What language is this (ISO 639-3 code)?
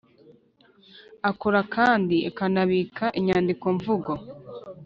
kin